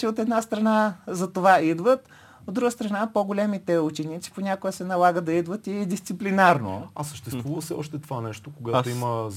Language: Bulgarian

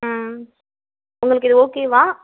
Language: Tamil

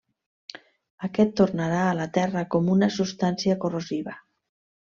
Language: Catalan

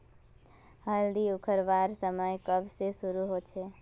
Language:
Magahi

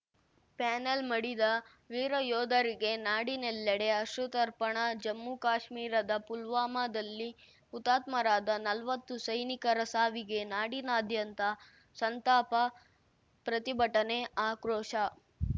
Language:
Kannada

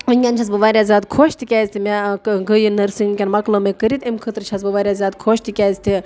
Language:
Kashmiri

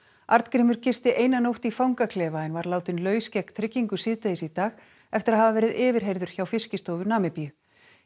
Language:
Icelandic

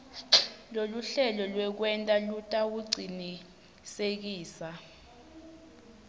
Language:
Swati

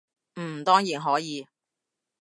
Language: Cantonese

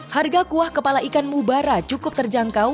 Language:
Indonesian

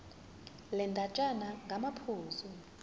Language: Zulu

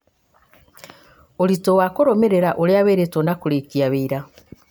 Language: Kikuyu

